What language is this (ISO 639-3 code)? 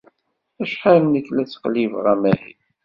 kab